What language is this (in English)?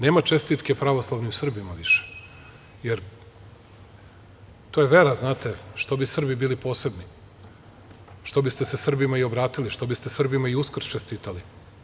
Serbian